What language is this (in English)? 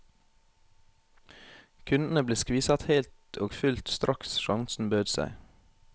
Norwegian